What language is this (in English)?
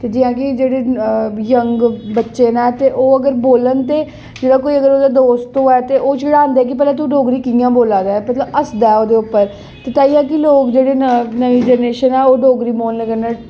Dogri